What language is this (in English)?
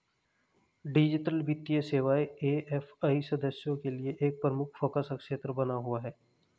Hindi